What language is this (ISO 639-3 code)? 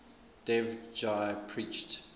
eng